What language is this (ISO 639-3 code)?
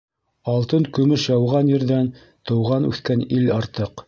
bak